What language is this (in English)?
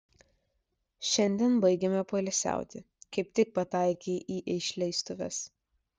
Lithuanian